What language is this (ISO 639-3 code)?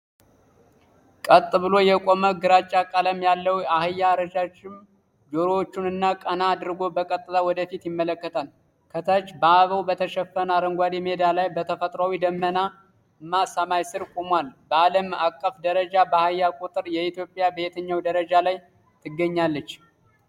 amh